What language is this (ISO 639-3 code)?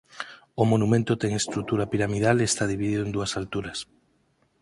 glg